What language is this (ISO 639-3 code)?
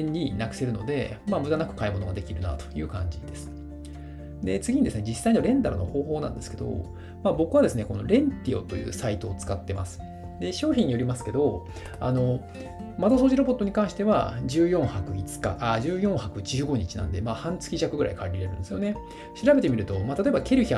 jpn